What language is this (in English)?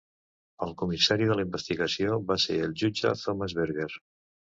Catalan